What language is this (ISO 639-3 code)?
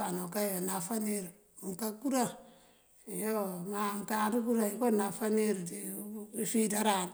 mfv